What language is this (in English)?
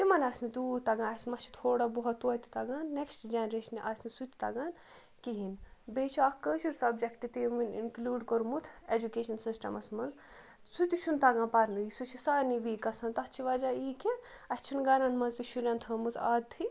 Kashmiri